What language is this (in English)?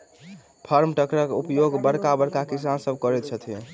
Maithili